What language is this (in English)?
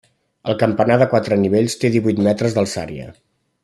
Catalan